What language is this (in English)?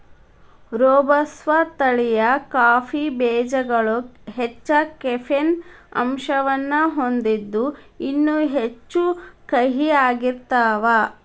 Kannada